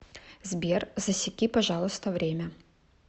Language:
Russian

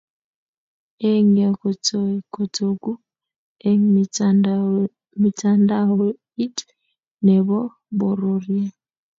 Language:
Kalenjin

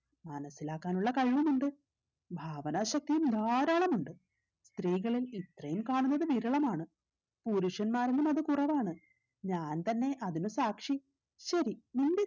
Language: Malayalam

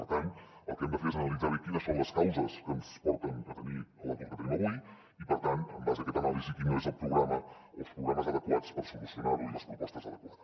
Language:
Catalan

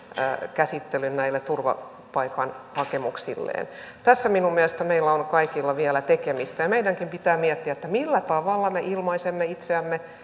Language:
Finnish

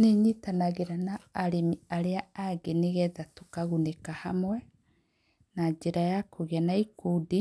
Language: Kikuyu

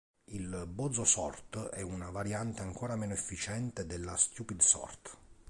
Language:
Italian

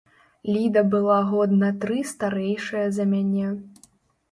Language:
Belarusian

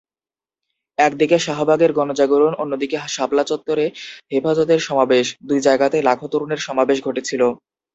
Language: Bangla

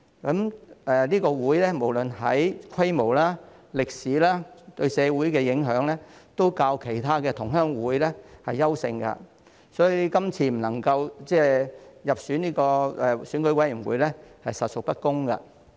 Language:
Cantonese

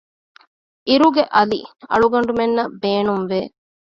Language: Divehi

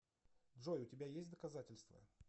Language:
Russian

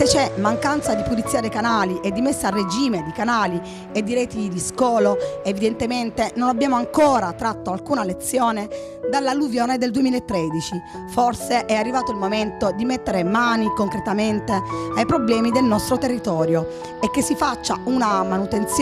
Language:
Italian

